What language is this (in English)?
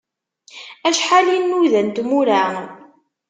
Kabyle